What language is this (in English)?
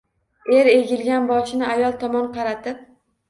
Uzbek